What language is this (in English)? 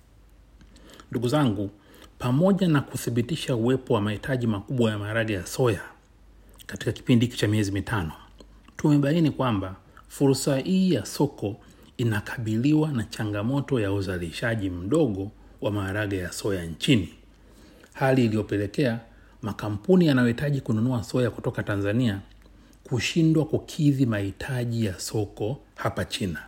Swahili